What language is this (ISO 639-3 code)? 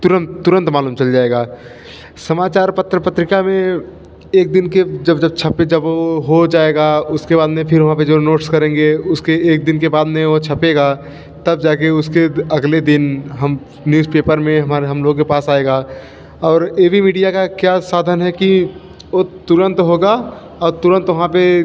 hin